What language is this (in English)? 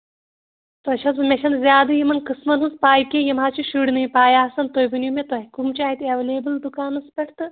Kashmiri